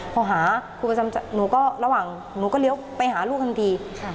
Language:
Thai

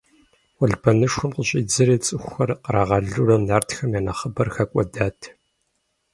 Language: Kabardian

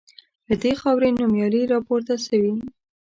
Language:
Pashto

